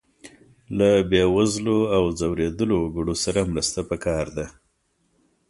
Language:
Pashto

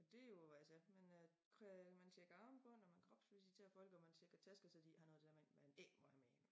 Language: Danish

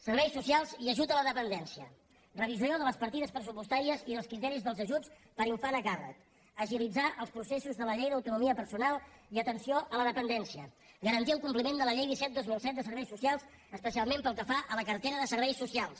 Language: Catalan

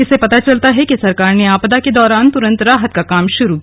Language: Hindi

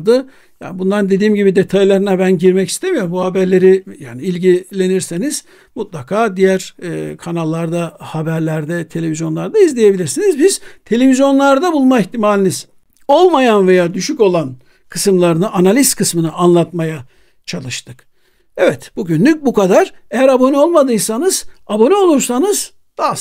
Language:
Turkish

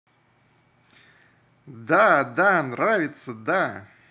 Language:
Russian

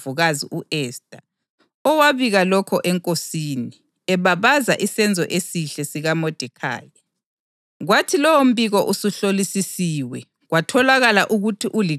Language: North Ndebele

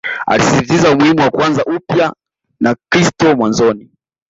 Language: Swahili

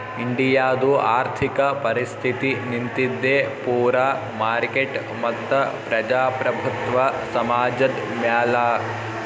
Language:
Kannada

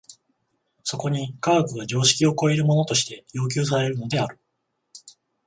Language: Japanese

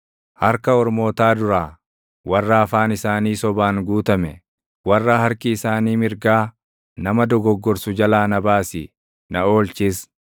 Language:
Oromo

